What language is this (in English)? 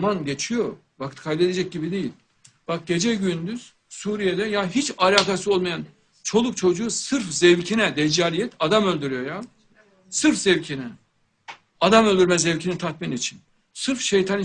Turkish